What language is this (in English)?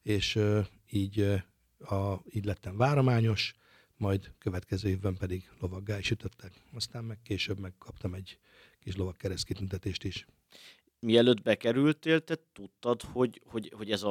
Hungarian